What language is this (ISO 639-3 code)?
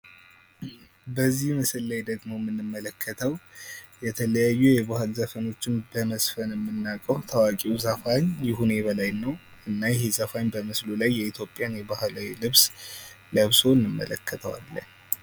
amh